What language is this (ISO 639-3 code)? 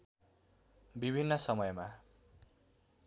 nep